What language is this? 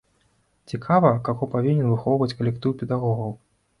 Belarusian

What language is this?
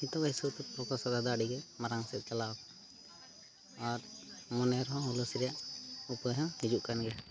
Santali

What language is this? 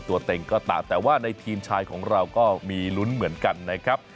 Thai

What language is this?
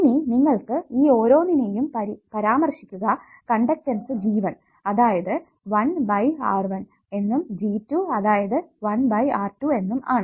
Malayalam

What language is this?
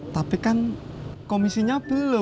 Indonesian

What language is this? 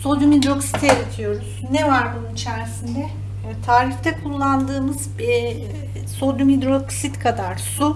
Turkish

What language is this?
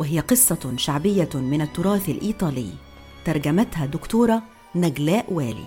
Arabic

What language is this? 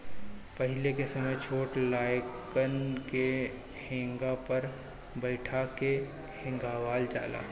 Bhojpuri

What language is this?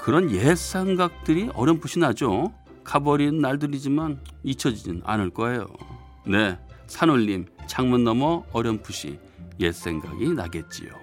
Korean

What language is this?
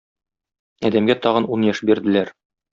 Tatar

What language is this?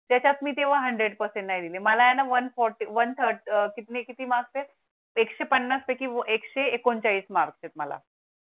Marathi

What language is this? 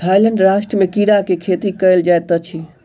Maithili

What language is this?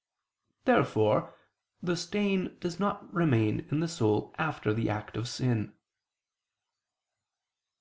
English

